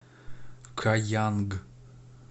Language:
Russian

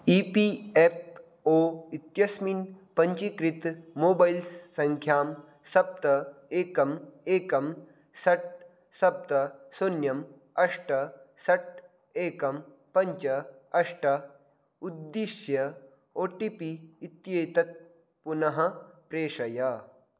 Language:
Sanskrit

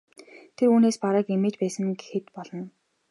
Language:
Mongolian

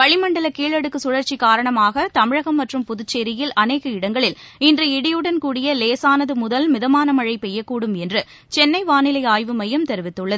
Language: Tamil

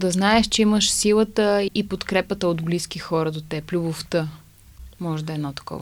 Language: Bulgarian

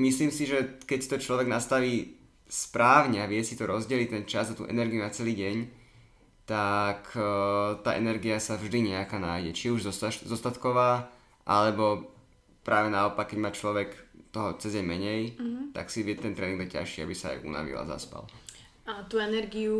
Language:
Slovak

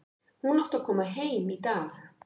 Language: Icelandic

